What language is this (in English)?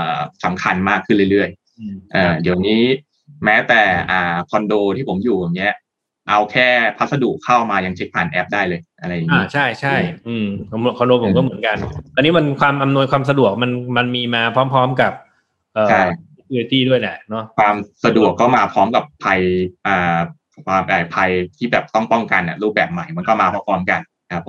Thai